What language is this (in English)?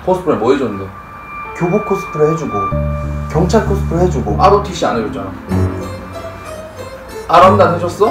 Korean